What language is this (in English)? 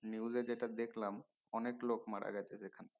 Bangla